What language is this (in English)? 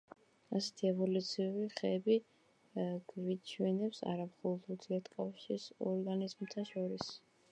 Georgian